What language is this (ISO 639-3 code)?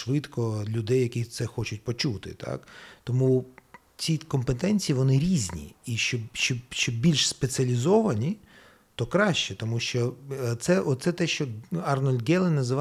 ukr